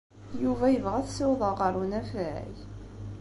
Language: Kabyle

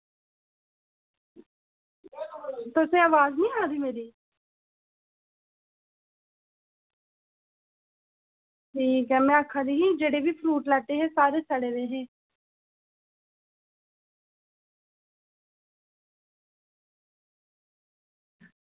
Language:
Dogri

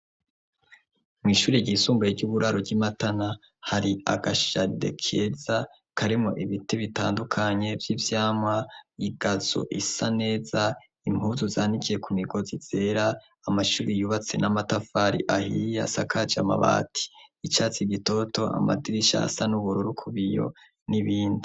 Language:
Rundi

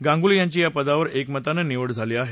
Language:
Marathi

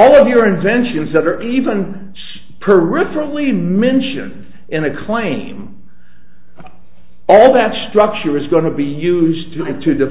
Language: English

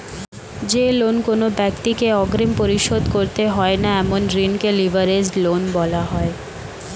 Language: Bangla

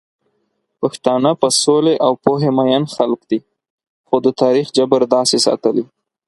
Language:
Pashto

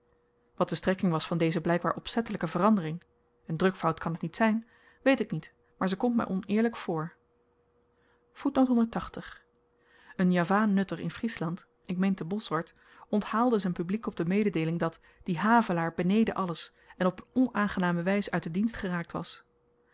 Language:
Dutch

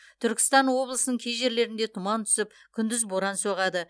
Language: Kazakh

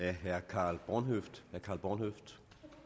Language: Danish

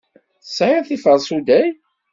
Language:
Kabyle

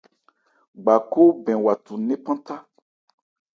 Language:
Ebrié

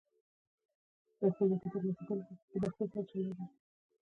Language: Pashto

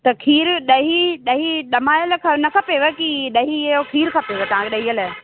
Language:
Sindhi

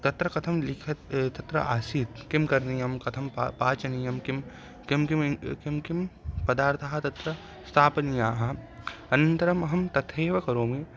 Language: Sanskrit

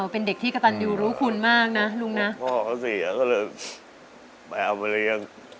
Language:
Thai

